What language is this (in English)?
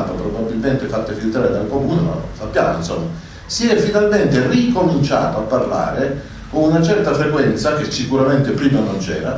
Italian